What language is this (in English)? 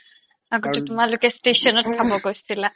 Assamese